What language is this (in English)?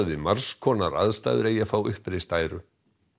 Icelandic